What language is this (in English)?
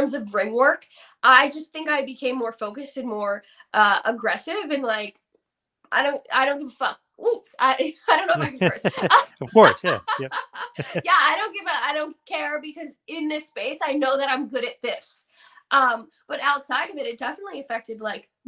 English